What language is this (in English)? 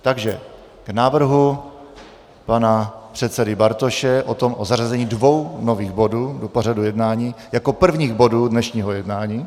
Czech